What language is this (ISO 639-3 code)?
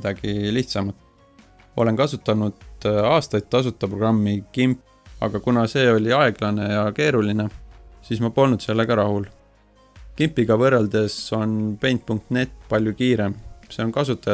est